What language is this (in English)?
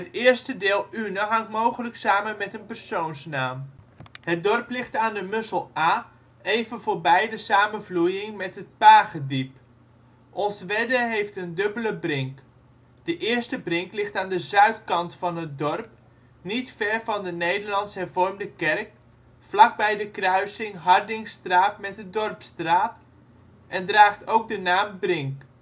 Dutch